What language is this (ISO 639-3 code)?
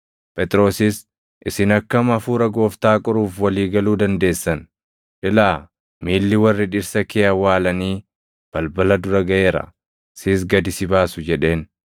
orm